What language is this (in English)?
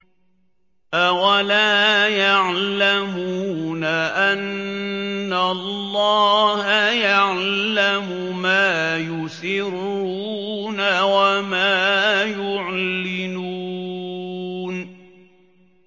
Arabic